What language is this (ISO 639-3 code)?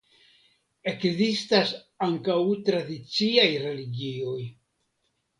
epo